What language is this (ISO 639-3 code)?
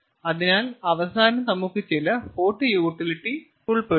mal